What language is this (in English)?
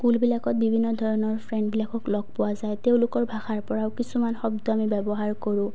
Assamese